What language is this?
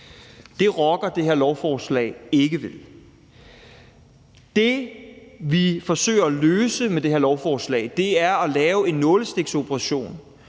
Danish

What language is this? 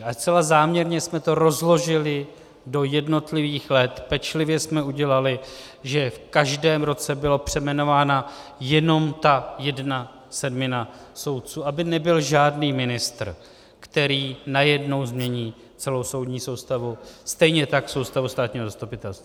Czech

